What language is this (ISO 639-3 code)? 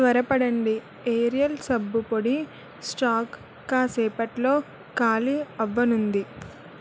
tel